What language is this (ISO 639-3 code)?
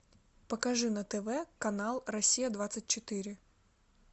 rus